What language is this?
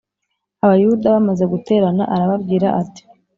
Kinyarwanda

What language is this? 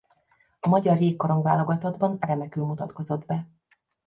Hungarian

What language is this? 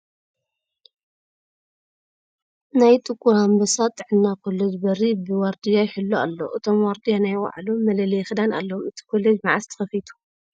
Tigrinya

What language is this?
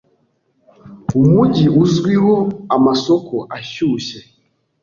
Kinyarwanda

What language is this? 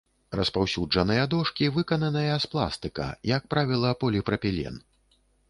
Belarusian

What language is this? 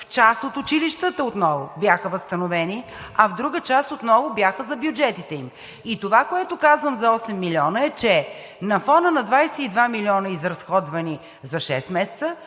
Bulgarian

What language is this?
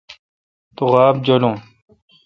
Kalkoti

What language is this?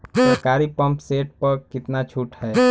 Bhojpuri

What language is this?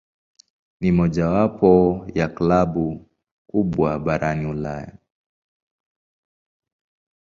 Swahili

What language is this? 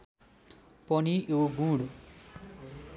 Nepali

